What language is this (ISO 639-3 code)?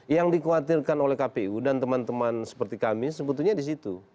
ind